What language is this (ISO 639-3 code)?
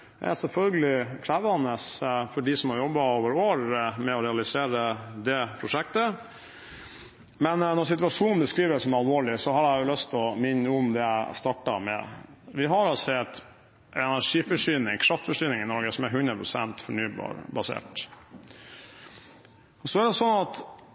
nob